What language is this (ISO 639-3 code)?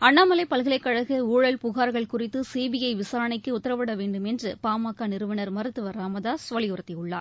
tam